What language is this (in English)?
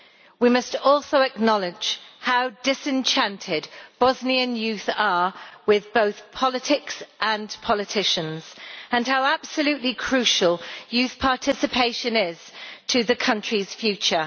English